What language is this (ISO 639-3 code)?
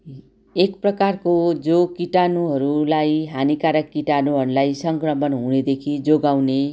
nep